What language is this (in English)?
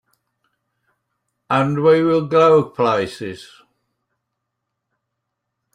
English